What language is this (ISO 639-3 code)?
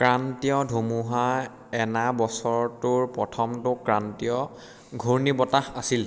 asm